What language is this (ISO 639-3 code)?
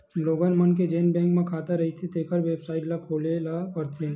hne